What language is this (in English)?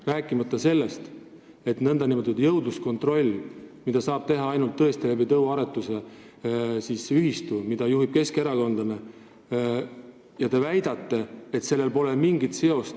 Estonian